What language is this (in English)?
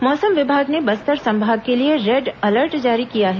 Hindi